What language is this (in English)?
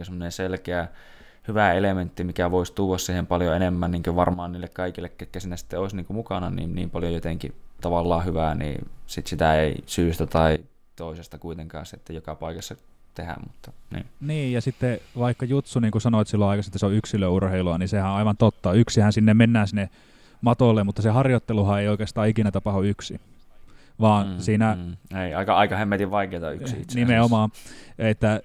Finnish